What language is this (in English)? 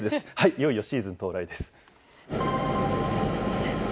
Japanese